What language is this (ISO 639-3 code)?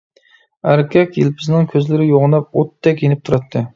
uig